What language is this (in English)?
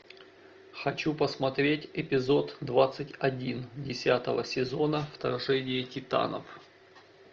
Russian